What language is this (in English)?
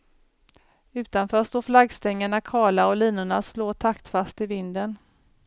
Swedish